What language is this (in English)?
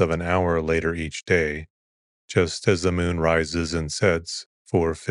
English